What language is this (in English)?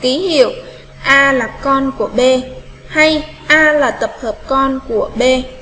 Vietnamese